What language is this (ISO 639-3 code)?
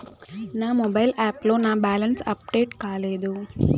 tel